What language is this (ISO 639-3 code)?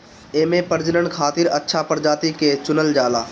bho